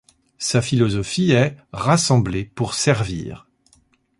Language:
French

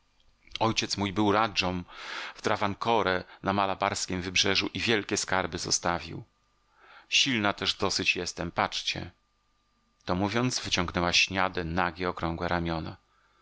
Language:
Polish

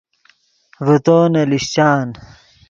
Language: Yidgha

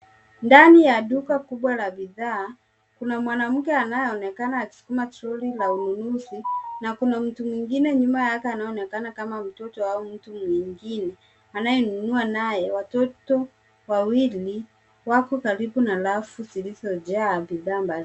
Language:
Swahili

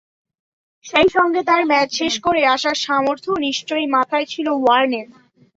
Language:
Bangla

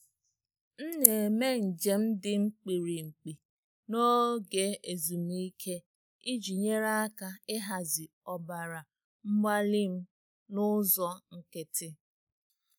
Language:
Igbo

